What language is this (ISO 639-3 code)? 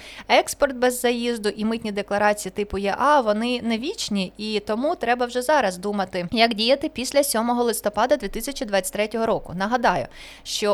ukr